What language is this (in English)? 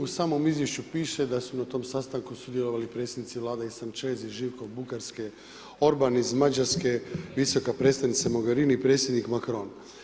Croatian